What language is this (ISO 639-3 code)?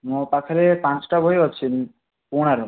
ori